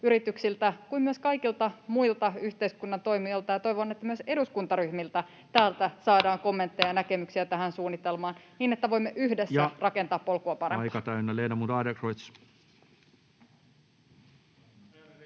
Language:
Finnish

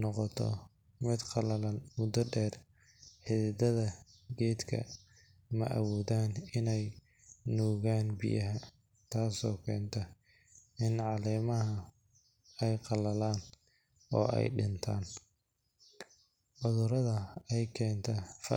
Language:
Somali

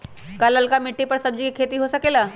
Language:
Magahi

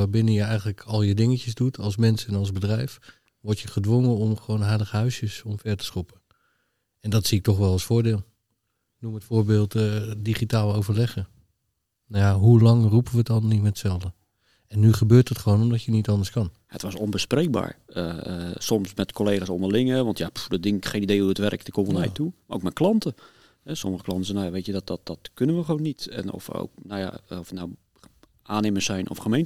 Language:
Dutch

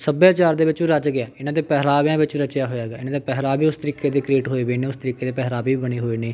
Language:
Punjabi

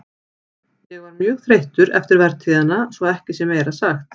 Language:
Icelandic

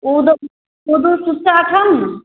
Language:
Maithili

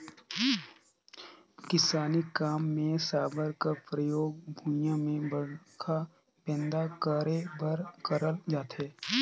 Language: Chhattisgarhi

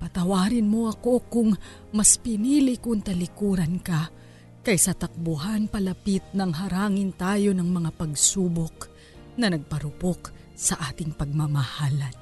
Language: Filipino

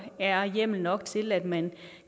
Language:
Danish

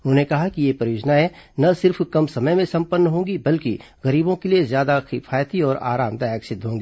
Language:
Hindi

